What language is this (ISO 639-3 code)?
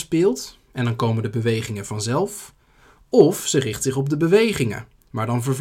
nld